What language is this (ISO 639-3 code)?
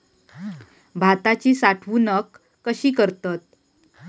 mar